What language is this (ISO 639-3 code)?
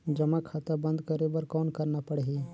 hne